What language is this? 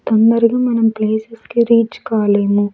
Telugu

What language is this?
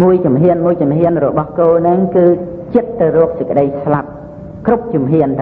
Khmer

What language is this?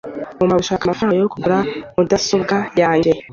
Kinyarwanda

